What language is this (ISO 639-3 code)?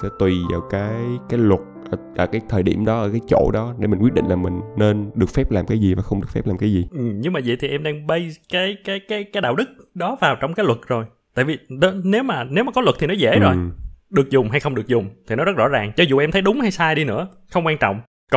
vie